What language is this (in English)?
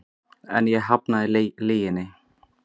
Icelandic